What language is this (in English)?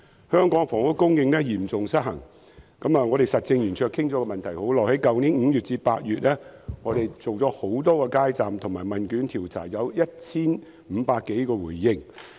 Cantonese